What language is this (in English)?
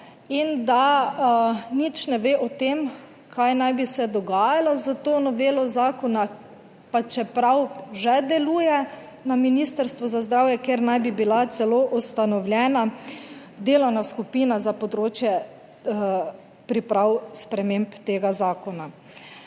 Slovenian